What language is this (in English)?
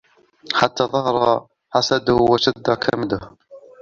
Arabic